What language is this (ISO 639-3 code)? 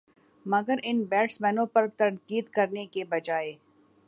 urd